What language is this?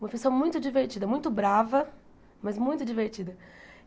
Portuguese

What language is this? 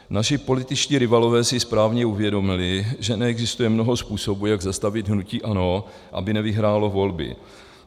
Czech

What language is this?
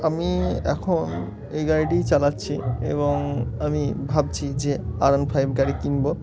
Bangla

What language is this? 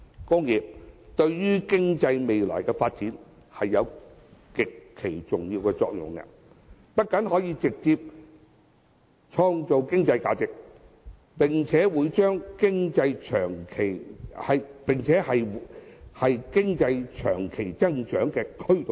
Cantonese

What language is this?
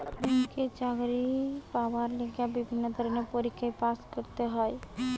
Bangla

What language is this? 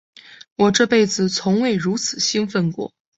Chinese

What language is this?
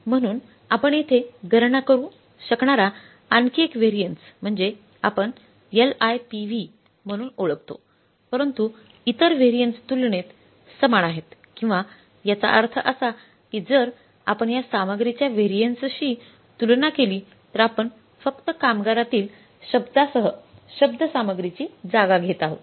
Marathi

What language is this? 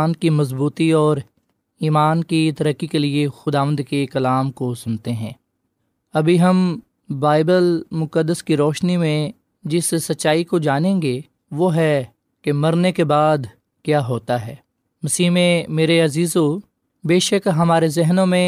Urdu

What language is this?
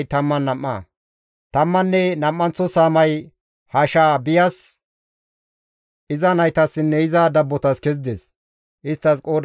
Gamo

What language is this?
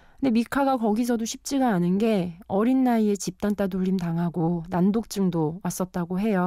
Korean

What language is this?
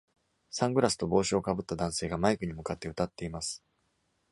Japanese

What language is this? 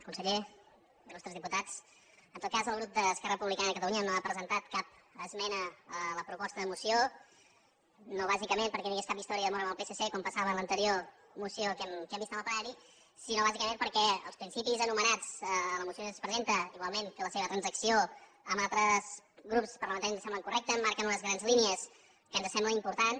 Catalan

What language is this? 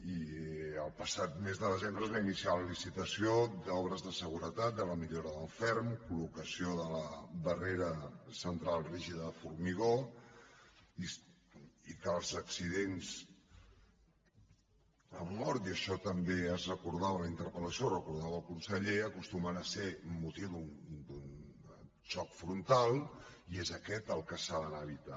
Catalan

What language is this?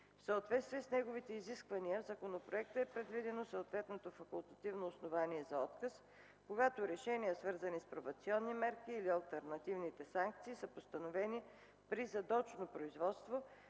Bulgarian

